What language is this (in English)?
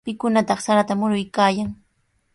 Sihuas Ancash Quechua